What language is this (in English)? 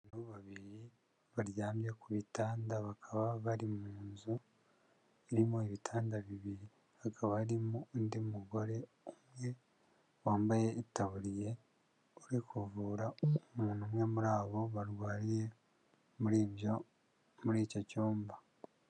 Kinyarwanda